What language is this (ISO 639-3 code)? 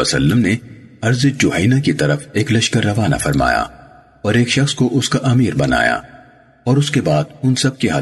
urd